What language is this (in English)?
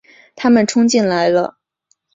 Chinese